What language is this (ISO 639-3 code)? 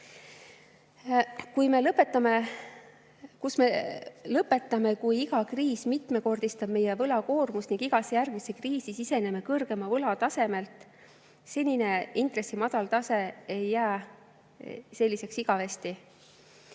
est